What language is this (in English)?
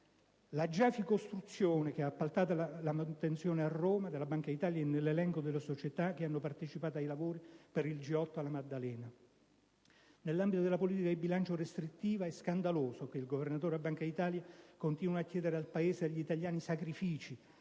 Italian